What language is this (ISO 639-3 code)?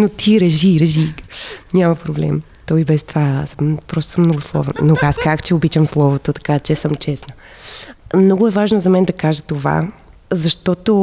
bul